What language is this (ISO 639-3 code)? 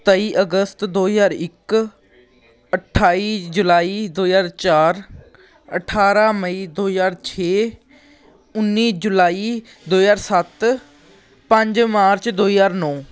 pan